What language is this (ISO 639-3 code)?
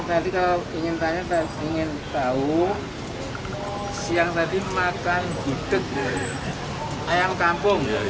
ind